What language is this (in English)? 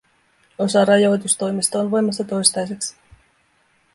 Finnish